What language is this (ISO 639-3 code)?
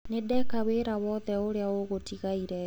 kik